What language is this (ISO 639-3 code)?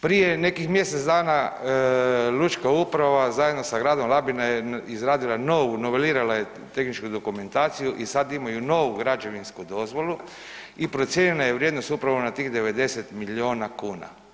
hrv